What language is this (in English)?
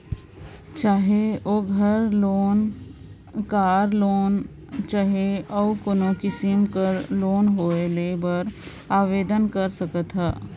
Chhattisgarhi